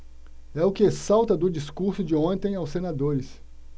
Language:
Portuguese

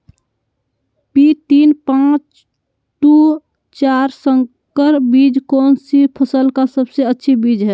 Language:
Magahi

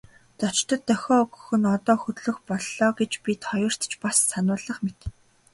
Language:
Mongolian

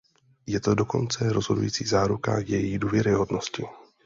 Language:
Czech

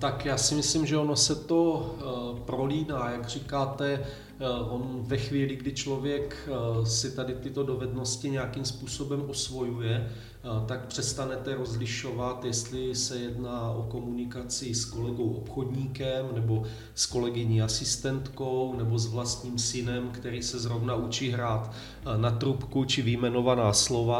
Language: Czech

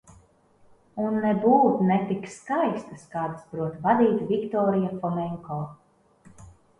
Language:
Latvian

